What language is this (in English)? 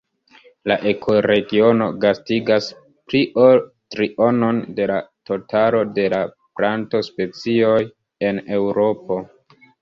Esperanto